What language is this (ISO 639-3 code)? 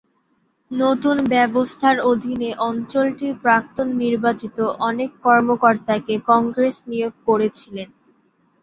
ben